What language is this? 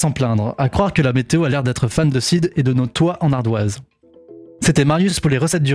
French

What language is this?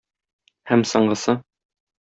Tatar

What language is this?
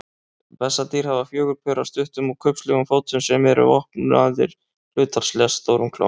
Icelandic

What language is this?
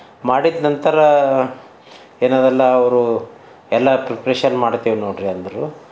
Kannada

